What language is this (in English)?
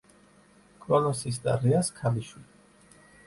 Georgian